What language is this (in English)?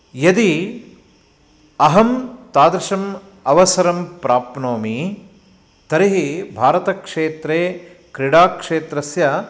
Sanskrit